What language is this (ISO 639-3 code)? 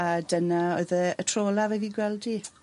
cym